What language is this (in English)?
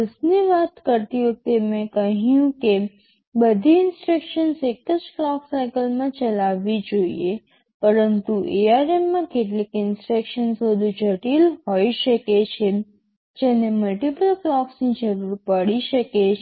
Gujarati